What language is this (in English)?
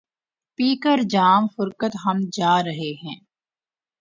Urdu